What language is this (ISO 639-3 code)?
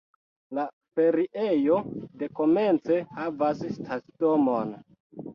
epo